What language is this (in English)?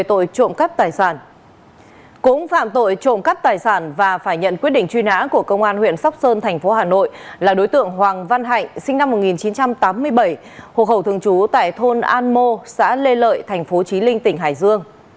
Vietnamese